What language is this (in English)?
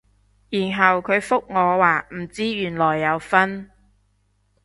Cantonese